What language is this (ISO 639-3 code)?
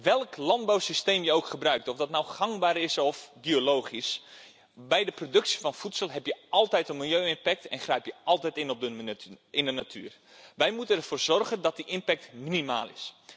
nld